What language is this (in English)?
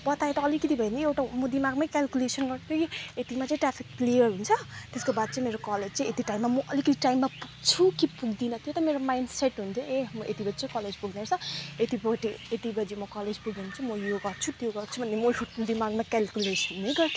Nepali